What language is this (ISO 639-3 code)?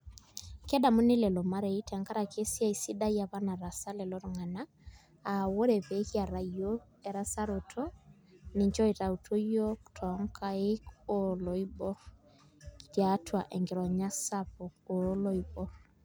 mas